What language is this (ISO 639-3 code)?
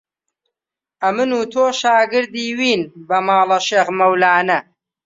ckb